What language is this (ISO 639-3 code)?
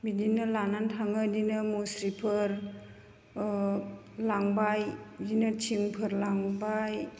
brx